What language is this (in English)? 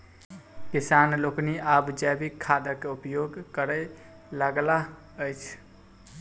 Maithili